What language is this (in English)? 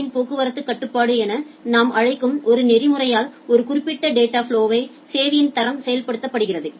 Tamil